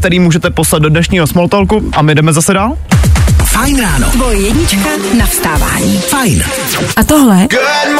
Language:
Czech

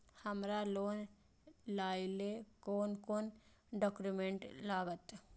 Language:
Maithili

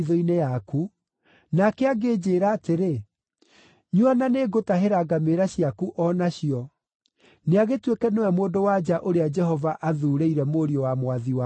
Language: Kikuyu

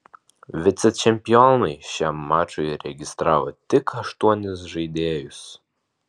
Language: Lithuanian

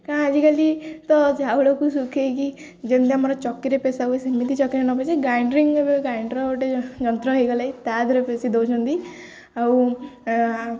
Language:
Odia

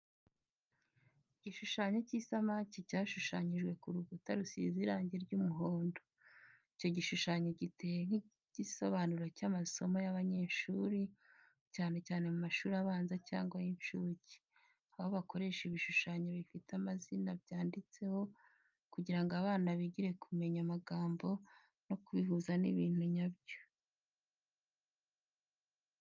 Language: Kinyarwanda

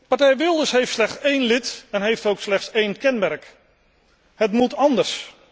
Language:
Dutch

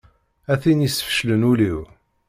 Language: Kabyle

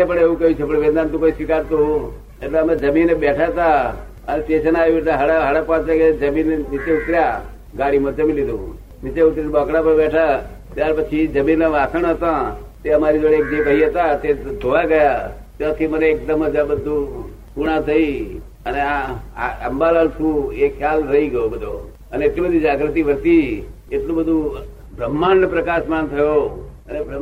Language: Gujarati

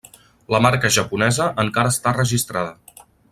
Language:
Catalan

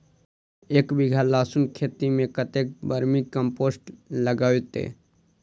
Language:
Maithili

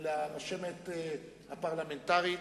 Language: Hebrew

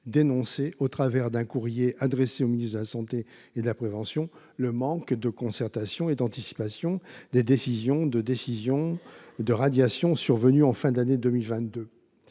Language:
French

